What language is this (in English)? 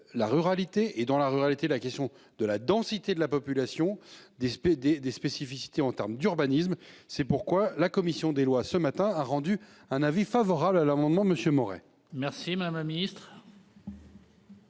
French